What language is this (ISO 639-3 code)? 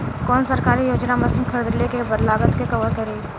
bho